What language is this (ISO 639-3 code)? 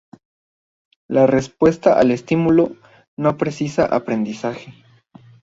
spa